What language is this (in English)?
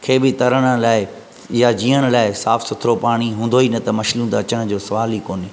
Sindhi